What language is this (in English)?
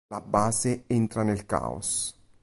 Italian